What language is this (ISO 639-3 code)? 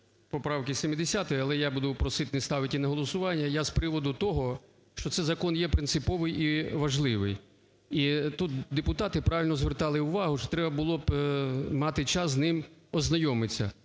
ukr